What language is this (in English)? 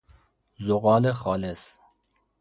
Persian